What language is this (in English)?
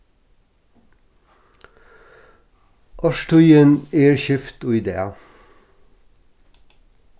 Faroese